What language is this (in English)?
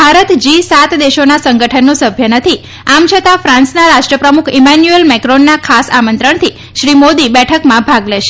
Gujarati